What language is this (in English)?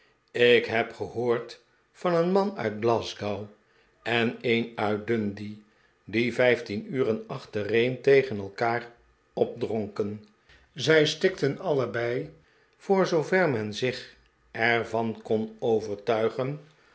Dutch